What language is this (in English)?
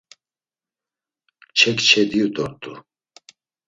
Laz